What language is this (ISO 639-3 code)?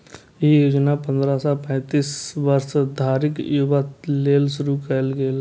mai